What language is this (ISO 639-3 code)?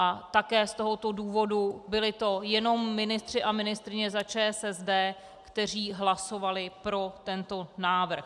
ces